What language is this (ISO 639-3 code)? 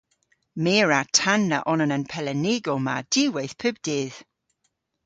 cor